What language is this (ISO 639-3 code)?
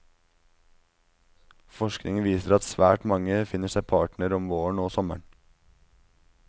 nor